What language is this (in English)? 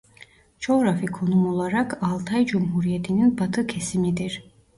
Turkish